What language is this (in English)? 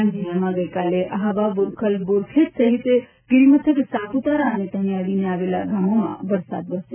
Gujarati